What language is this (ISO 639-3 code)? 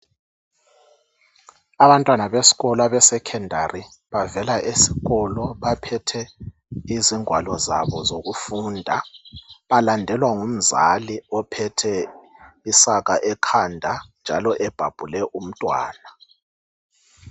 nde